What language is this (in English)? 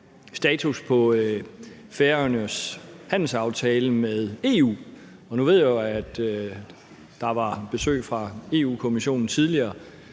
Danish